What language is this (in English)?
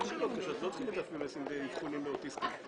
Hebrew